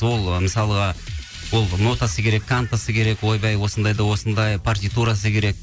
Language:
Kazakh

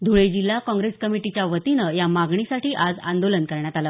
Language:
Marathi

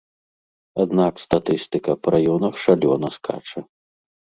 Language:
Belarusian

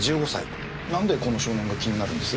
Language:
Japanese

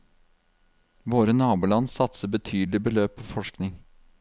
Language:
Norwegian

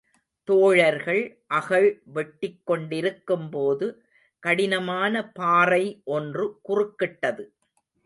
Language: Tamil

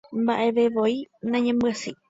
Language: Guarani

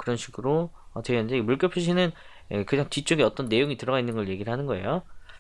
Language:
Korean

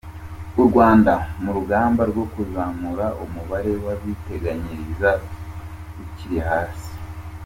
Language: Kinyarwanda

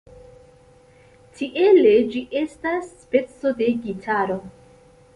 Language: Esperanto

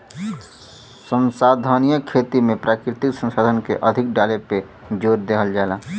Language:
Bhojpuri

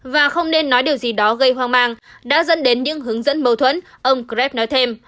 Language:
Vietnamese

